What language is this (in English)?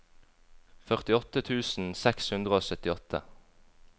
Norwegian